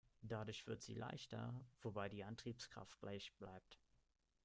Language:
German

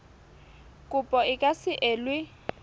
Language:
Southern Sotho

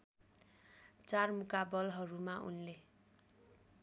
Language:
Nepali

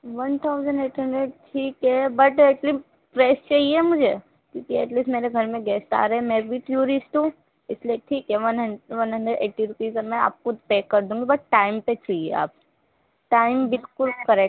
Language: Urdu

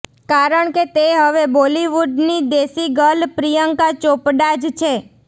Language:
Gujarati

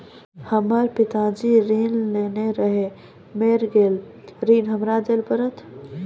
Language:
Maithili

